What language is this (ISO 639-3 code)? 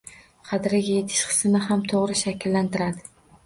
uzb